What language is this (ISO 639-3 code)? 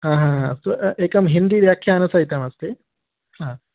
san